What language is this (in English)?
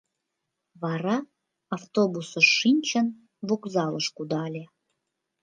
Mari